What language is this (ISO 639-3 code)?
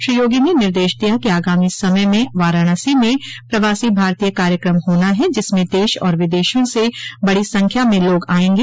hin